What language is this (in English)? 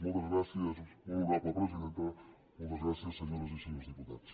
Catalan